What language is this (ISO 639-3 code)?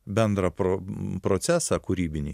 lit